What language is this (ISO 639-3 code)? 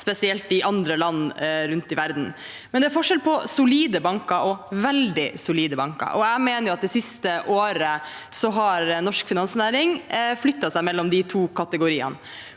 nor